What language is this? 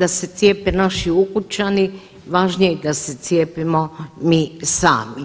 Croatian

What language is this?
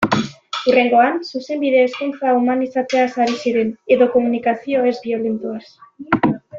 Basque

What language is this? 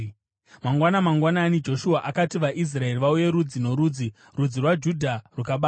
Shona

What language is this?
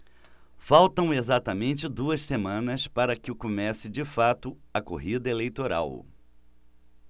Portuguese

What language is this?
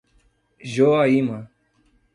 Portuguese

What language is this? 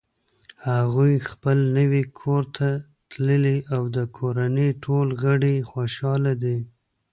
Pashto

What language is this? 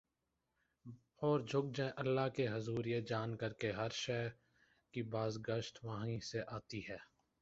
Urdu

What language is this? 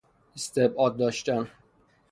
Persian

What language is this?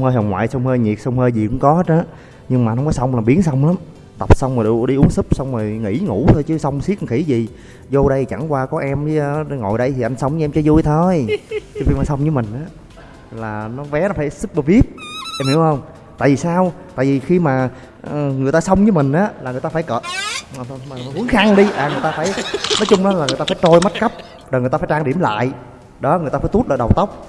Vietnamese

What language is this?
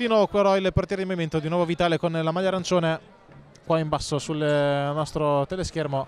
Italian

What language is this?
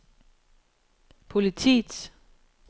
Danish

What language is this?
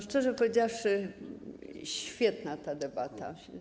Polish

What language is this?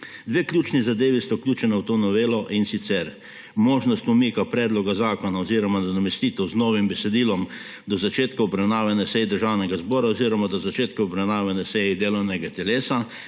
Slovenian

